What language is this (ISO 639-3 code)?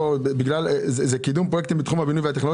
heb